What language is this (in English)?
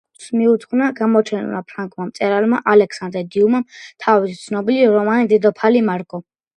Georgian